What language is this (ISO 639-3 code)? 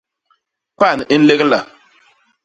bas